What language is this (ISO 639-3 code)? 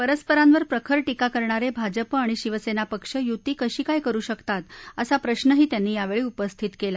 mar